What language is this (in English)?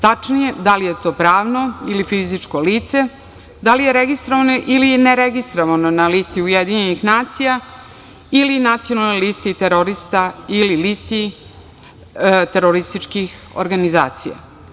Serbian